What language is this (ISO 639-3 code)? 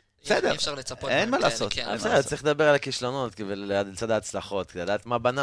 heb